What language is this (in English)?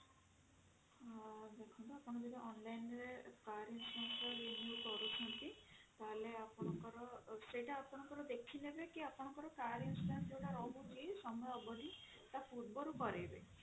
Odia